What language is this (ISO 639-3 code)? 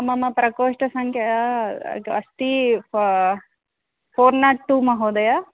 san